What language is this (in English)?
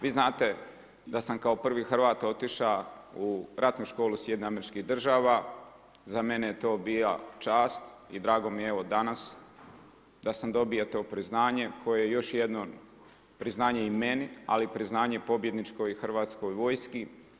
Croatian